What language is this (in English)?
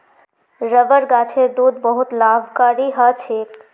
Magahi